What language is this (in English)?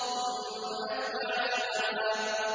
Arabic